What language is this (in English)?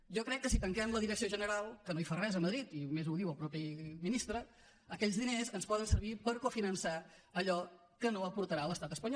Catalan